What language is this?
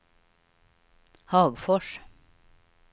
Swedish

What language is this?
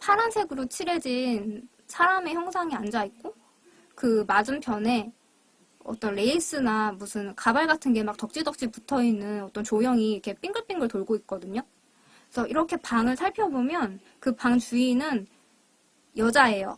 Korean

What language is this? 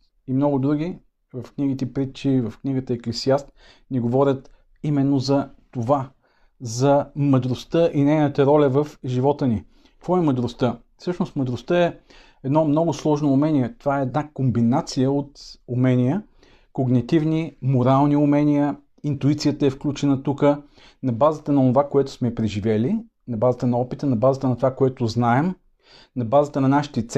Bulgarian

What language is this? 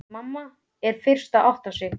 Icelandic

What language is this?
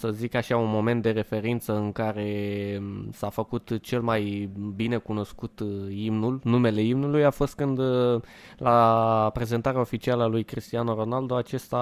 Romanian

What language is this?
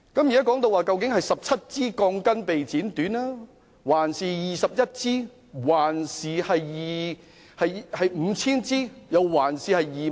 Cantonese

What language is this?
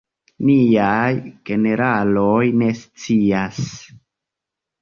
Esperanto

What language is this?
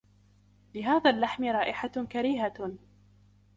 Arabic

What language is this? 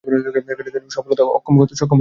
Bangla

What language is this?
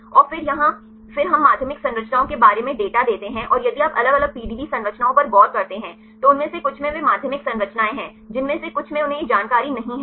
Hindi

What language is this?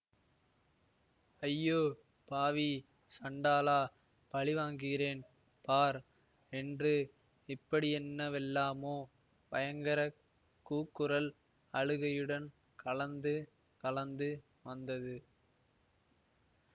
Tamil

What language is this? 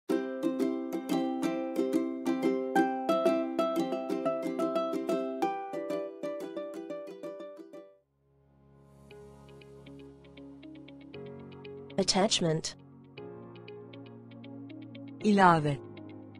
Turkish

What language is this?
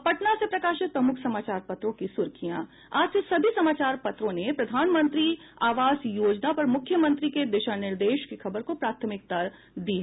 Hindi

